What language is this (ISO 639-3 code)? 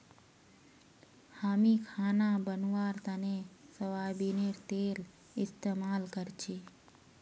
mag